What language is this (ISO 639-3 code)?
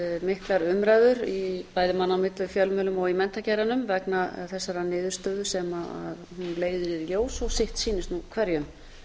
isl